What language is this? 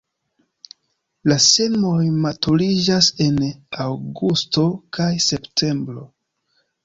Esperanto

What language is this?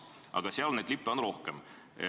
Estonian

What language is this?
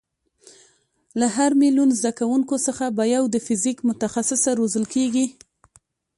Pashto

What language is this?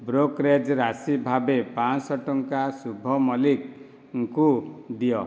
Odia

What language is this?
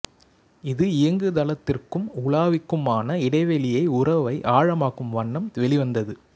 Tamil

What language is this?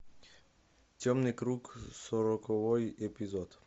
Russian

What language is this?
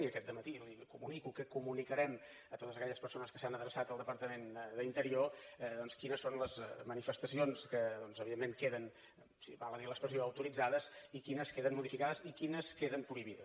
Catalan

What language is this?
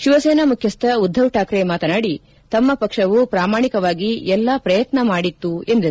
Kannada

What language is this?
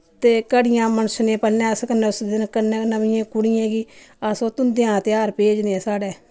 Dogri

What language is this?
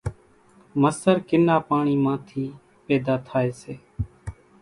Kachi Koli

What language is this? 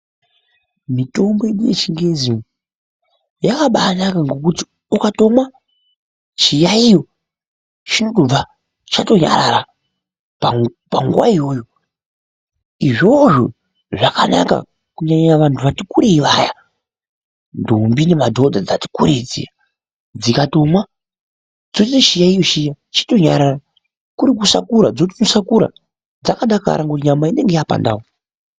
Ndau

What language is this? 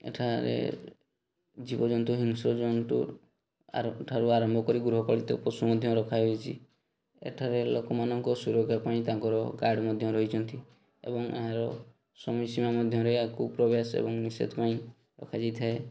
Odia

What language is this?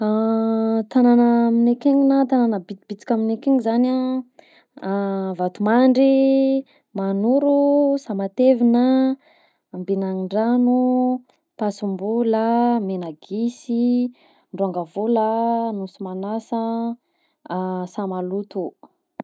Southern Betsimisaraka Malagasy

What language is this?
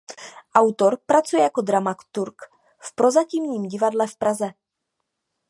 Czech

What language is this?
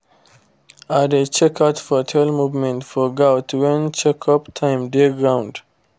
Nigerian Pidgin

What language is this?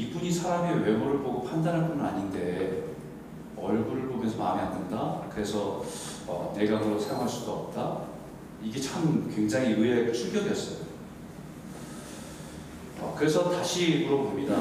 Korean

